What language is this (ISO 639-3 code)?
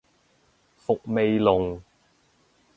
yue